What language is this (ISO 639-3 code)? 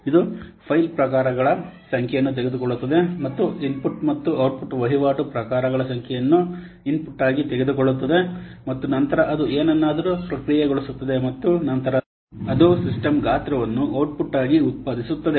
kan